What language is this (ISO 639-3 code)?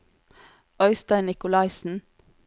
nor